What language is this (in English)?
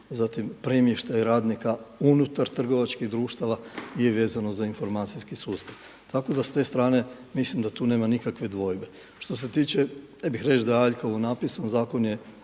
Croatian